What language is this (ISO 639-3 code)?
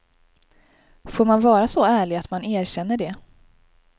swe